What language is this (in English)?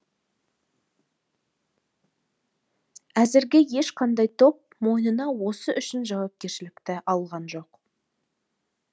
Kazakh